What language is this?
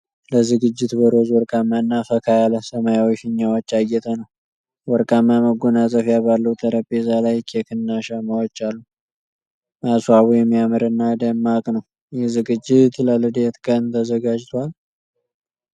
Amharic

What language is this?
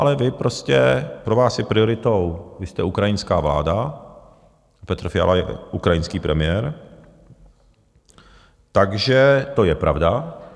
Czech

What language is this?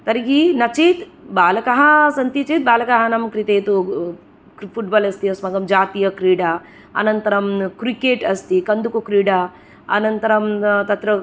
Sanskrit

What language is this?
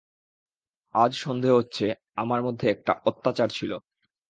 Bangla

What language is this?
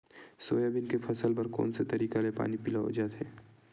Chhattisgarhi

